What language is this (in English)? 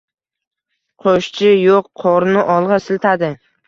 Uzbek